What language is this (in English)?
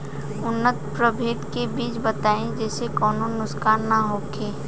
Bhojpuri